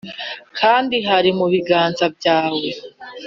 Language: Kinyarwanda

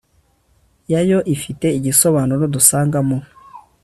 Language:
Kinyarwanda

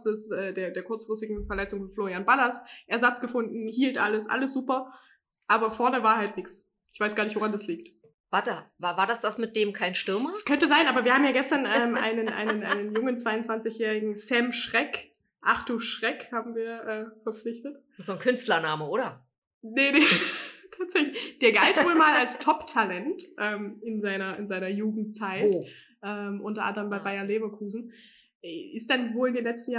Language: German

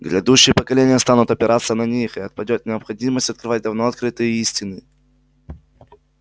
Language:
Russian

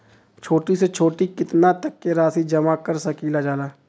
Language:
Bhojpuri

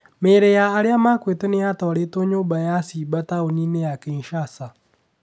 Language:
Kikuyu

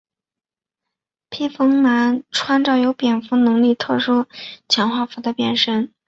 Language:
Chinese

